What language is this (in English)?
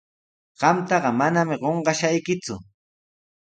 Sihuas Ancash Quechua